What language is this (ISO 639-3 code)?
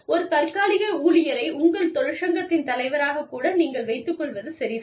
tam